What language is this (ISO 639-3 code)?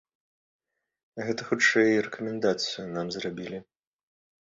bel